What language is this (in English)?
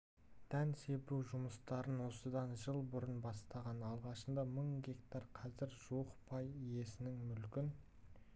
Kazakh